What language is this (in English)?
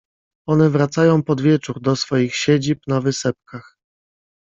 Polish